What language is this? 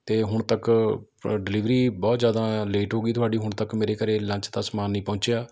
Punjabi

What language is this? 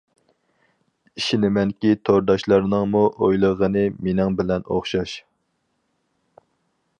Uyghur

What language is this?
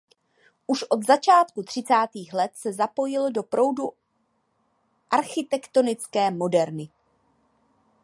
Czech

